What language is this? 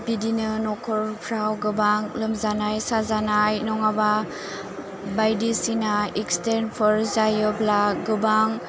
Bodo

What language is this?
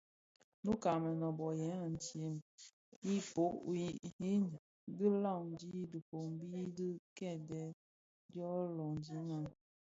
Bafia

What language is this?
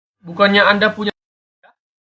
Indonesian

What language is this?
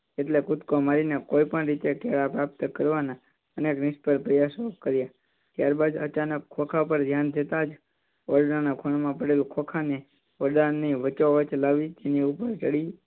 Gujarati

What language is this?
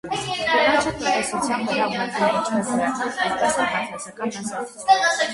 Armenian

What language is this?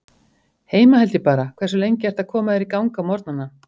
Icelandic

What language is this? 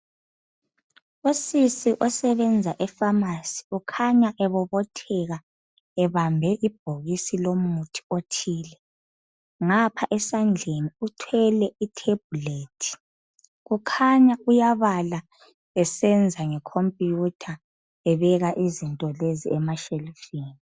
North Ndebele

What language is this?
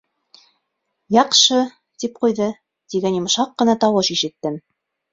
Bashkir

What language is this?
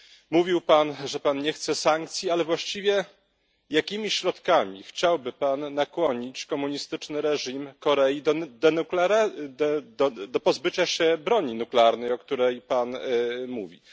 Polish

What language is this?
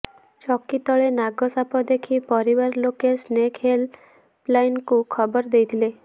Odia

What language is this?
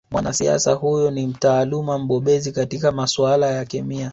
Swahili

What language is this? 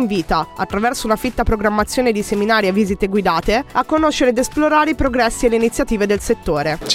Italian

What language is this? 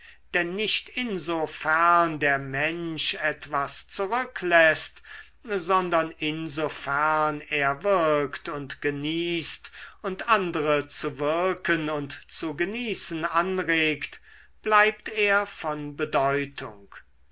German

